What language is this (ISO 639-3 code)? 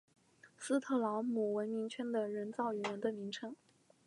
zho